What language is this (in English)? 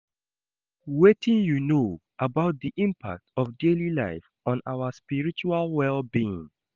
Nigerian Pidgin